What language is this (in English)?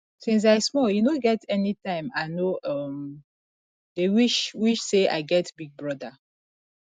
Nigerian Pidgin